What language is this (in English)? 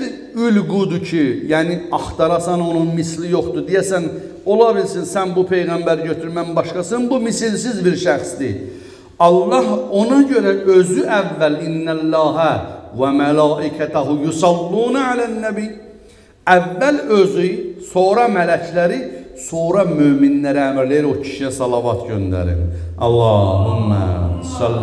Turkish